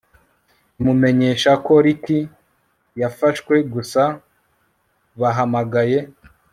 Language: Kinyarwanda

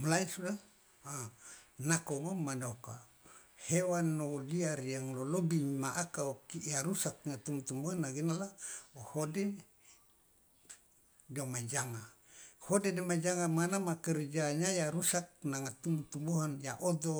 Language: Loloda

